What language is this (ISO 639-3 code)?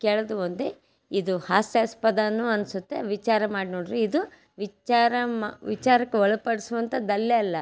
kan